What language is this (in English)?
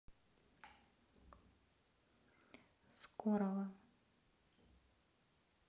Russian